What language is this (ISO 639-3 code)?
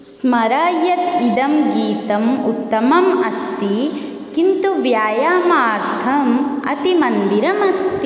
san